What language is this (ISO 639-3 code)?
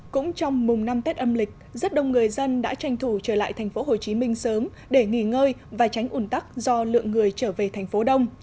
vie